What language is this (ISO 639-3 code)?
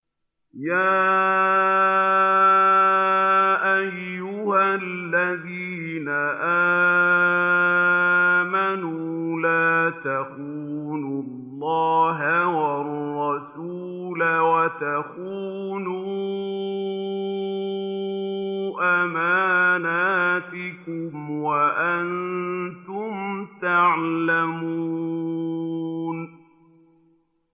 ara